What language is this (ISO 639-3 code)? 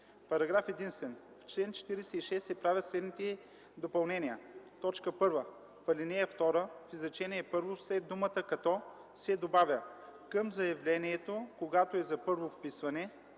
bul